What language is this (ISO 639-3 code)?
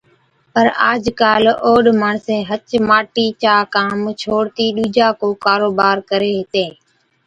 odk